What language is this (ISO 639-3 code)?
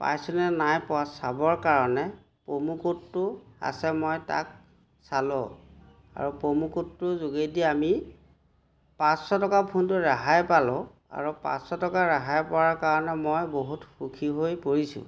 asm